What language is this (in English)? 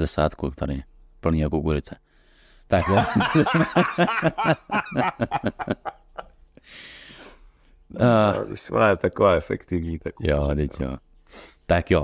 Czech